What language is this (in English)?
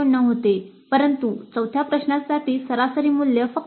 Marathi